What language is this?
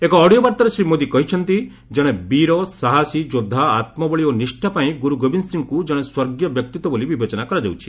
Odia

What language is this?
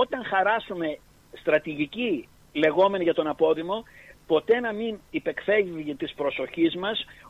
Greek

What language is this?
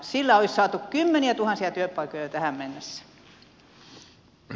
Finnish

